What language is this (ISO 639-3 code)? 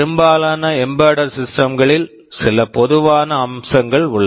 tam